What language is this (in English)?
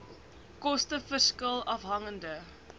Afrikaans